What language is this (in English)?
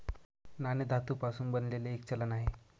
Marathi